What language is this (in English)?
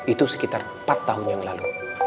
Indonesian